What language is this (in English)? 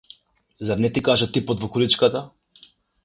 Macedonian